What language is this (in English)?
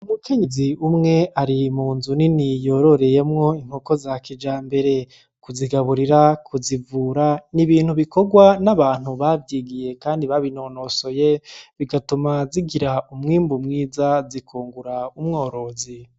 Rundi